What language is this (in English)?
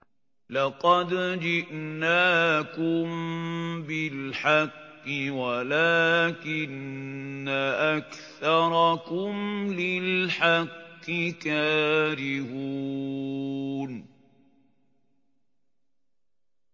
Arabic